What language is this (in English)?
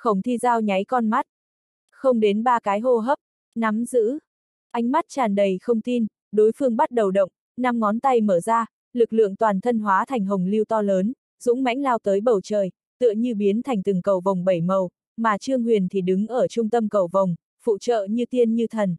Vietnamese